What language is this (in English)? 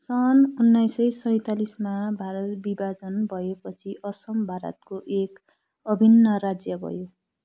Nepali